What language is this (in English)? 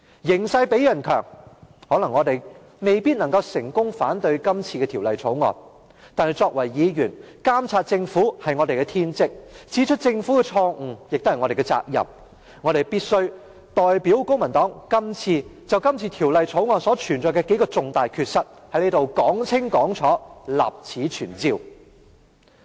Cantonese